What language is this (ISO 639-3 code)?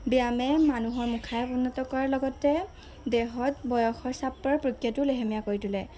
asm